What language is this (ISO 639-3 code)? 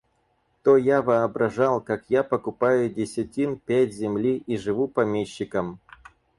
rus